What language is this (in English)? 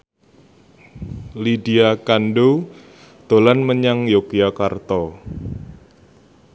Javanese